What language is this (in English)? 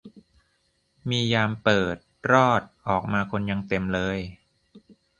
Thai